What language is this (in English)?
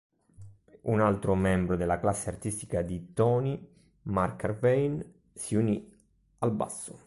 Italian